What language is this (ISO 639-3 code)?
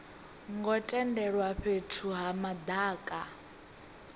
ven